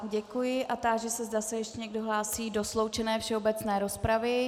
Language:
Czech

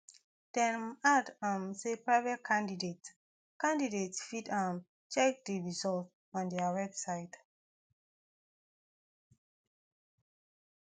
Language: Nigerian Pidgin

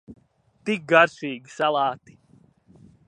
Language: Latvian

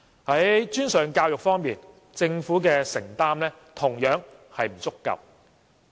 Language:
Cantonese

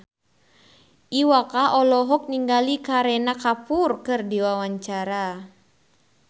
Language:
Sundanese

